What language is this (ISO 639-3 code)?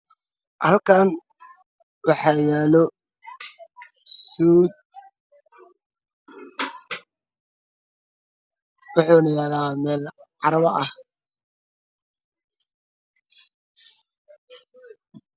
som